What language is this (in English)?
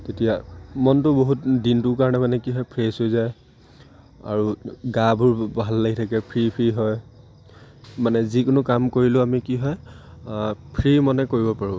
Assamese